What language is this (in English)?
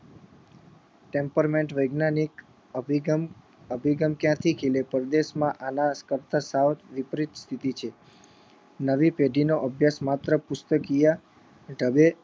Gujarati